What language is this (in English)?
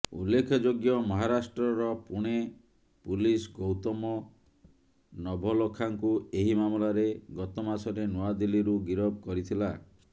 Odia